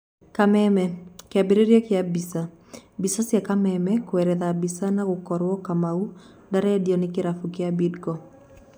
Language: Kikuyu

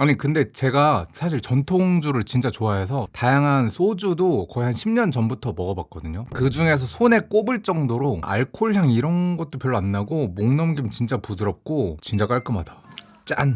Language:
Korean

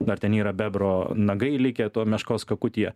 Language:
Lithuanian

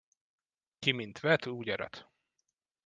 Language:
Hungarian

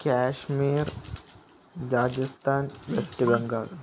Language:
Malayalam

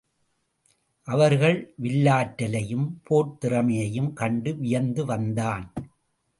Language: Tamil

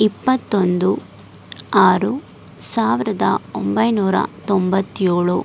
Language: Kannada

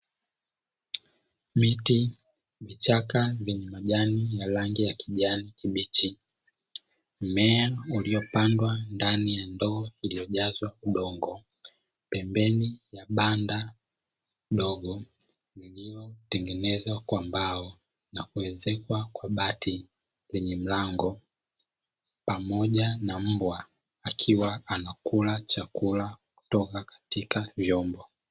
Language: Swahili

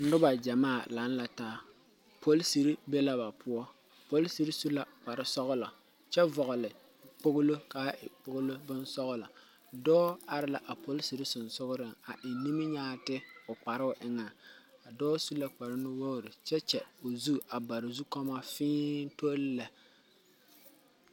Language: Southern Dagaare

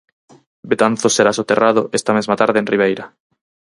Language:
Galician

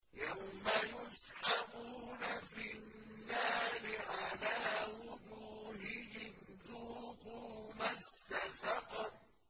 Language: Arabic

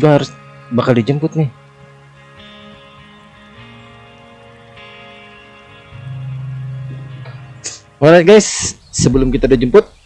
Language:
Indonesian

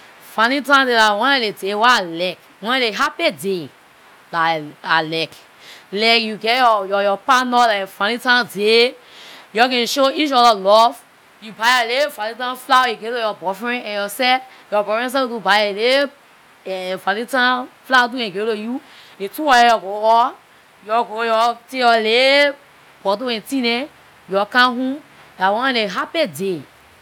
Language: Liberian English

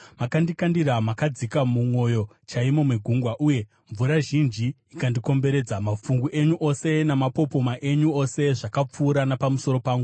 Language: Shona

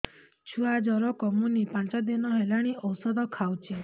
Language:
Odia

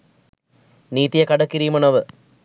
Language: Sinhala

